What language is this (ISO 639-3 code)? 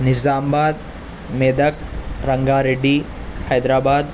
urd